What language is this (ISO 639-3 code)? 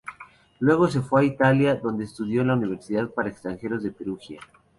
spa